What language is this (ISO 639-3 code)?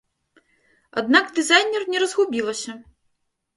bel